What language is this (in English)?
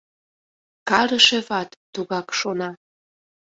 Mari